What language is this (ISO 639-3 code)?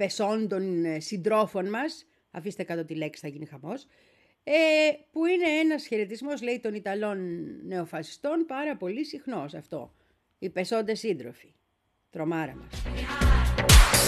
ell